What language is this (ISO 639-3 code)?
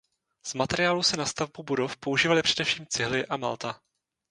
ces